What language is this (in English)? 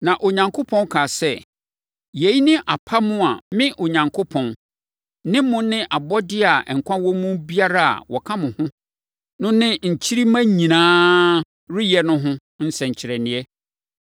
Akan